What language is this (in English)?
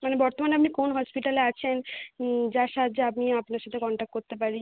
Bangla